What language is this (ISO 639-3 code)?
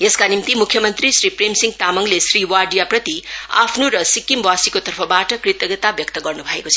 nep